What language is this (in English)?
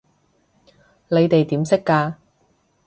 Cantonese